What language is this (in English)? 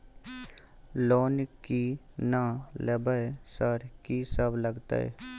Maithili